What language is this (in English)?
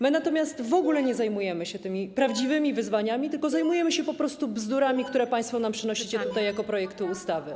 Polish